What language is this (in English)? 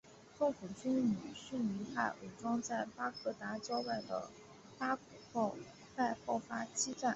Chinese